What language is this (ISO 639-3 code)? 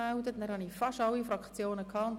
gsw